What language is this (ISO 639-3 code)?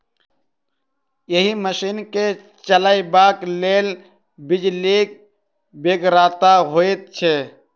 mai